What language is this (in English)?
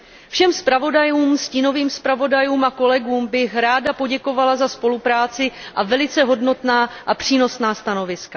Czech